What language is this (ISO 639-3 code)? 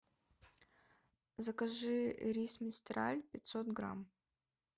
rus